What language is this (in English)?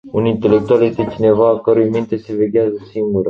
Romanian